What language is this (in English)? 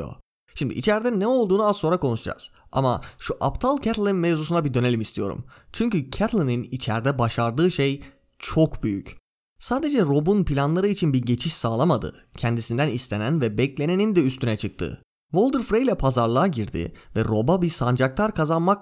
Turkish